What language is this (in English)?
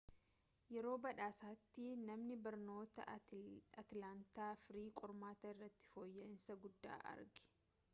Oromo